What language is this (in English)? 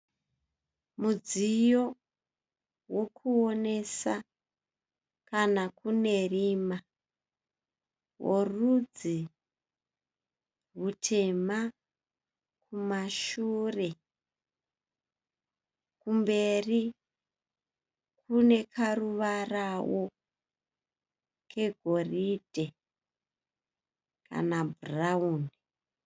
Shona